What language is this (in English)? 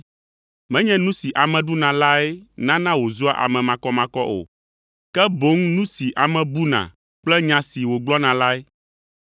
Ewe